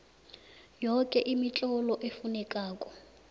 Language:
South Ndebele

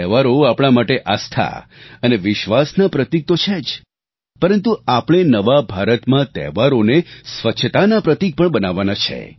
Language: Gujarati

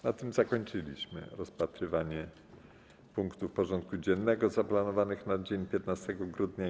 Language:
Polish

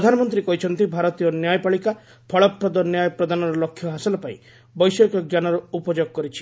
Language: Odia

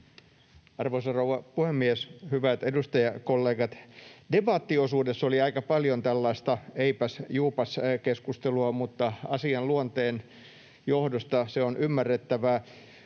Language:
Finnish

